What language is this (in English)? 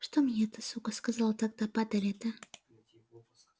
Russian